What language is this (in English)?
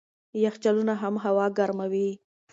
Pashto